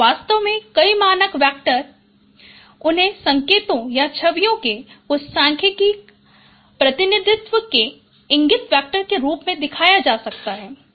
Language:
Hindi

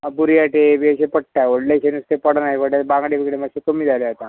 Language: Konkani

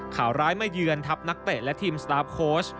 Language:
Thai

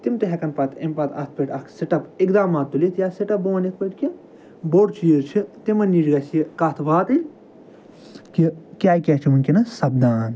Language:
Kashmiri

